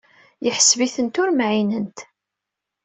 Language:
Kabyle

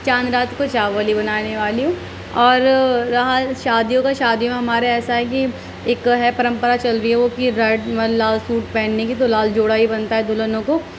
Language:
Urdu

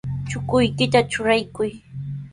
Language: Sihuas Ancash Quechua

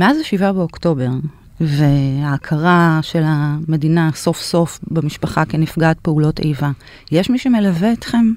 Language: Hebrew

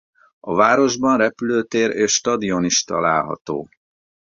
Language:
Hungarian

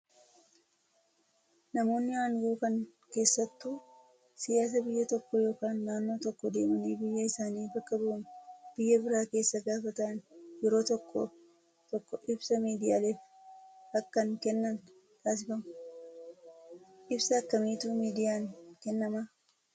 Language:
Oromo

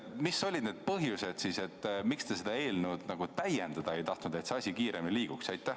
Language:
Estonian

